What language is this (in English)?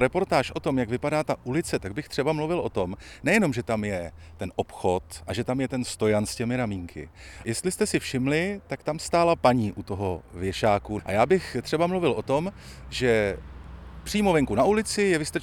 Czech